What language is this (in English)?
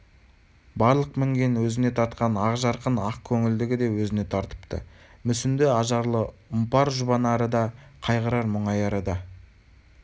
Kazakh